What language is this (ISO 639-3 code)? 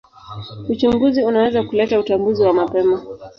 swa